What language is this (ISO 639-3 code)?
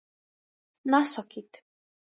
ltg